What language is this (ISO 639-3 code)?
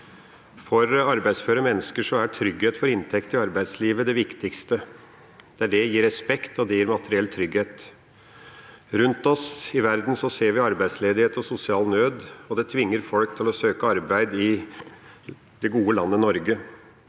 nor